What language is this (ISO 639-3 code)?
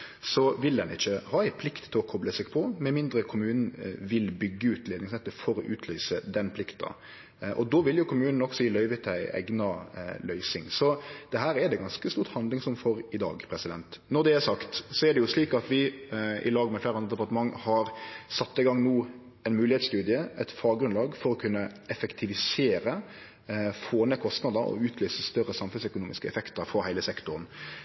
nno